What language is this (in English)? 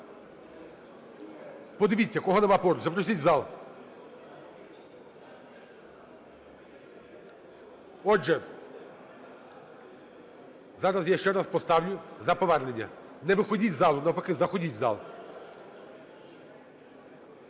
Ukrainian